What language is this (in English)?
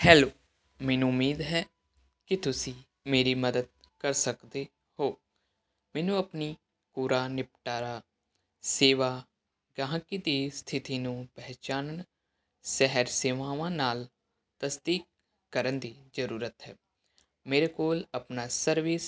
Punjabi